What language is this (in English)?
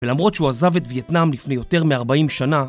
Hebrew